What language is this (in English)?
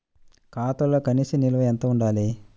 Telugu